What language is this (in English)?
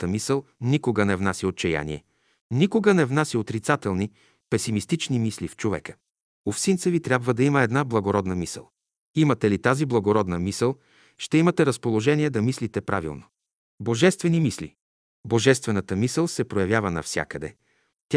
Bulgarian